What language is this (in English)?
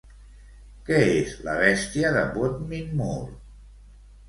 Catalan